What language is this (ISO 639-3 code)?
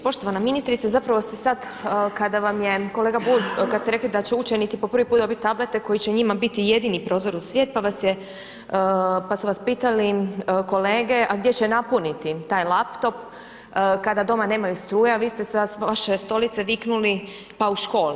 hrv